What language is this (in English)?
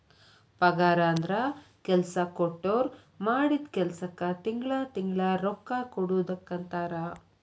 Kannada